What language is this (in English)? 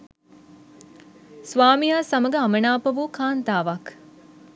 Sinhala